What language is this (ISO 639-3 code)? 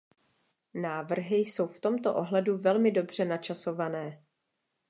ces